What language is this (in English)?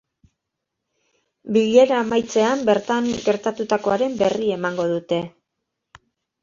Basque